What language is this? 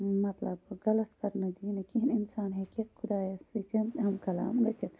Kashmiri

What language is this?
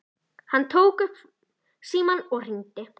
Icelandic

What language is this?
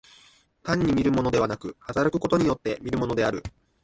Japanese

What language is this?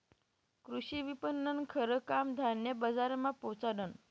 Marathi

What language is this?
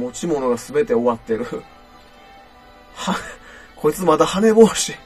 Japanese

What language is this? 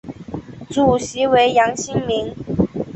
Chinese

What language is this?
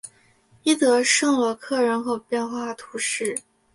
Chinese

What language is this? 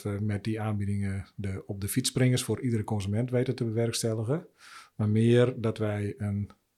Dutch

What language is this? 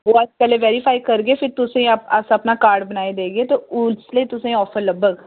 Dogri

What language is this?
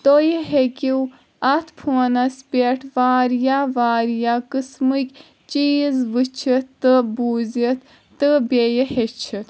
Kashmiri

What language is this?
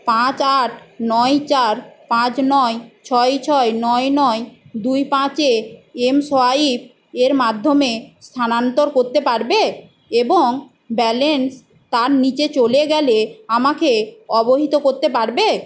Bangla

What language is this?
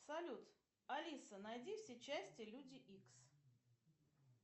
Russian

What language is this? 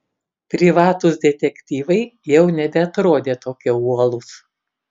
Lithuanian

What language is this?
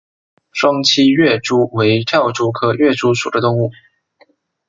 Chinese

